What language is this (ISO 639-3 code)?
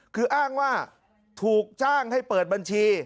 tha